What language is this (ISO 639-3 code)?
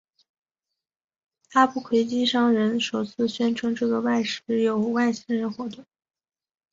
zho